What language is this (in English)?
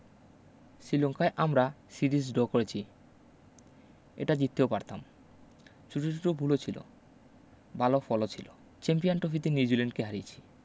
Bangla